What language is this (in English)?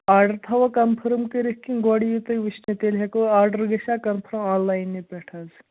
Kashmiri